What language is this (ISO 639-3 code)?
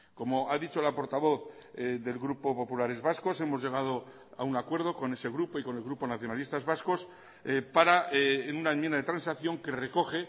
spa